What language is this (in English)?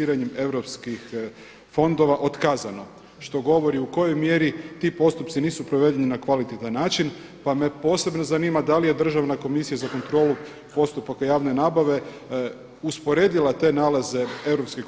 Croatian